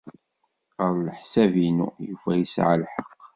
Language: Kabyle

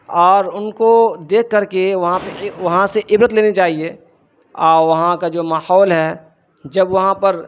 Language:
Urdu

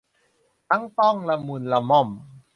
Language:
Thai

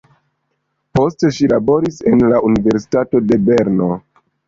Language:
Esperanto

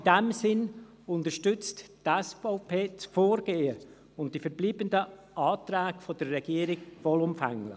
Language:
Swiss German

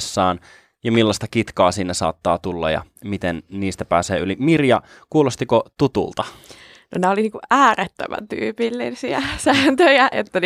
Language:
Finnish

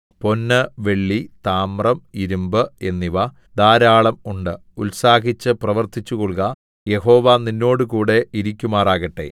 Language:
Malayalam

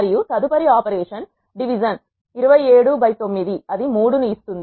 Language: Telugu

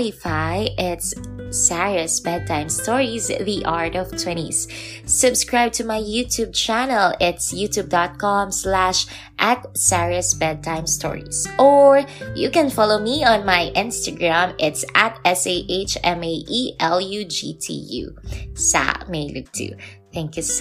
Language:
Filipino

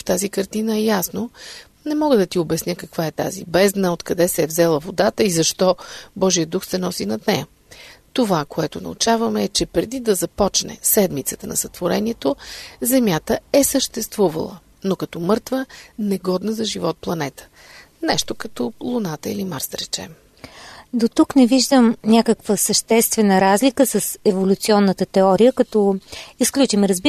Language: Bulgarian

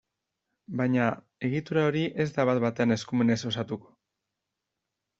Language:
Basque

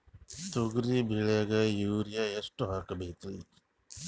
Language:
Kannada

